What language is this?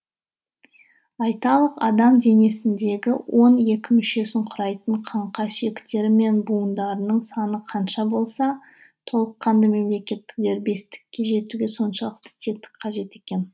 Kazakh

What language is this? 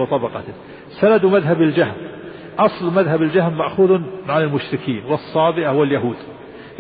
Arabic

